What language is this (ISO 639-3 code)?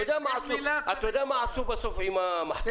heb